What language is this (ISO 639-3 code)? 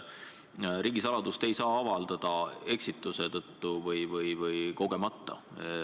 est